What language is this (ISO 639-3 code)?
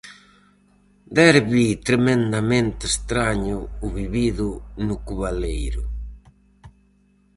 glg